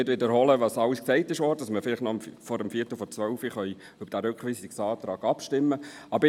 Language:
Swiss German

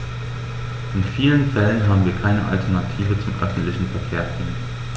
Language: German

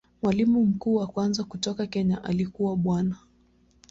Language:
Swahili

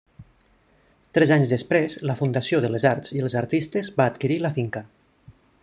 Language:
Catalan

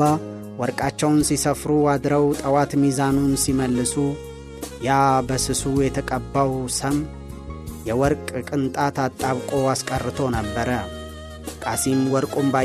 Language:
Amharic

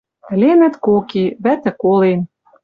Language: Western Mari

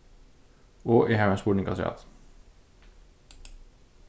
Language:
Faroese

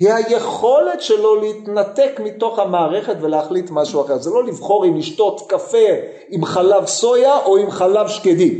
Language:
Hebrew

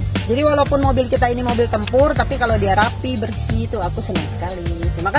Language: Indonesian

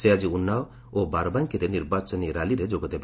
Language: Odia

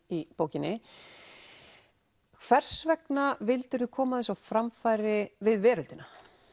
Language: Icelandic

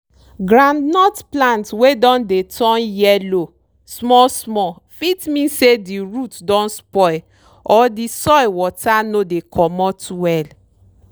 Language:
Nigerian Pidgin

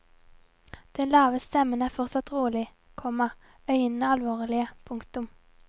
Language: Norwegian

